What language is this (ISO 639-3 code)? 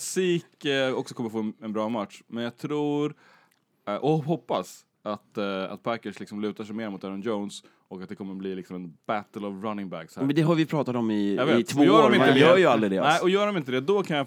swe